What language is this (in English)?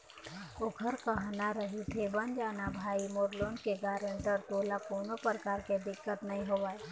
Chhattisgarhi